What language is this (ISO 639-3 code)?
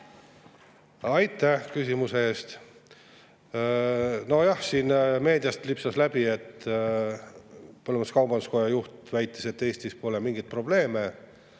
est